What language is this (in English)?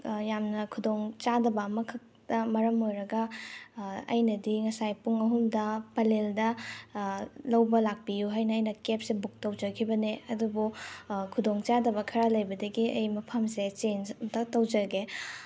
Manipuri